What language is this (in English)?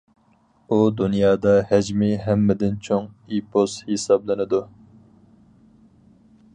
Uyghur